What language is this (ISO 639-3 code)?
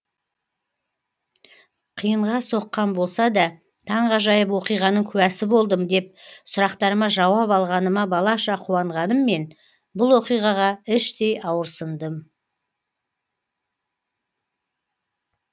kaz